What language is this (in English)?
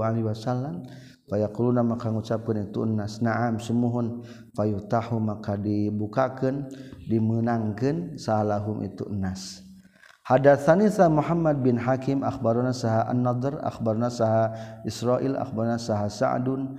Malay